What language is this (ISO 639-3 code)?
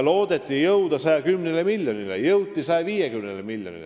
est